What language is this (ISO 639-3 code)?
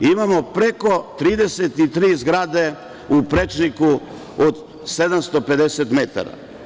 srp